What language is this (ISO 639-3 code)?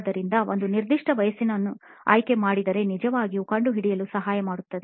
kan